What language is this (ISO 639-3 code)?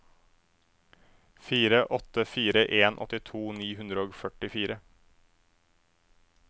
nor